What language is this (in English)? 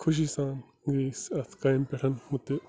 Kashmiri